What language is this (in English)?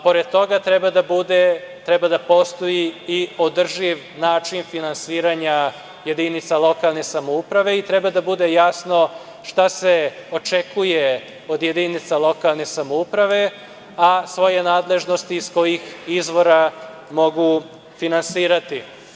Serbian